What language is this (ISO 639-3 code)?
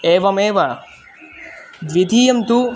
san